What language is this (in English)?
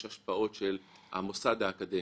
Hebrew